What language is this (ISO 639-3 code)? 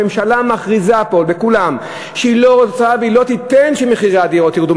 heb